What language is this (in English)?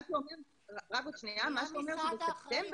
Hebrew